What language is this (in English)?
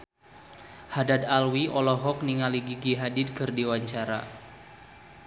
Sundanese